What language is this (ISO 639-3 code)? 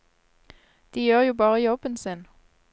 nor